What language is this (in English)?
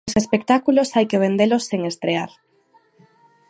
Galician